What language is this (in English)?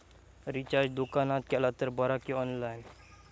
Marathi